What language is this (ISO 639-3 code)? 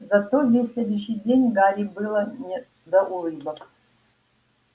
rus